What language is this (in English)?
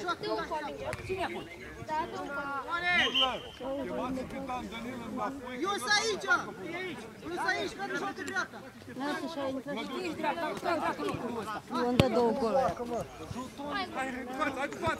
Romanian